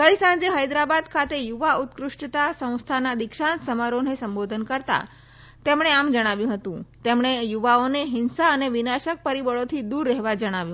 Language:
Gujarati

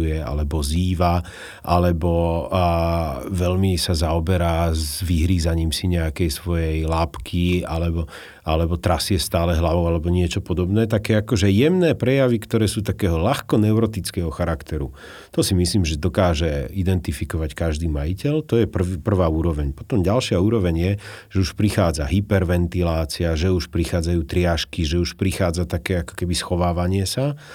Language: Slovak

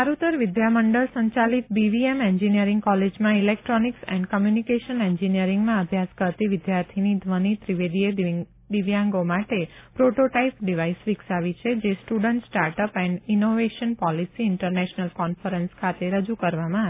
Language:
Gujarati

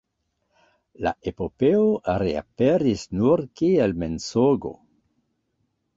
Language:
Esperanto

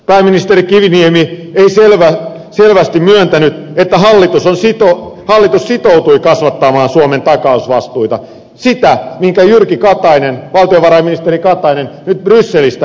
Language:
Finnish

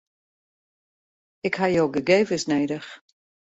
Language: Western Frisian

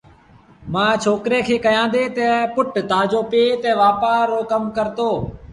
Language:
Sindhi Bhil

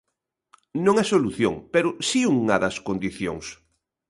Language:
Galician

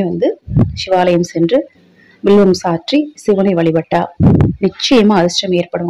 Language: Arabic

